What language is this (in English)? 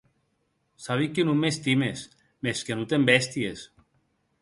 Occitan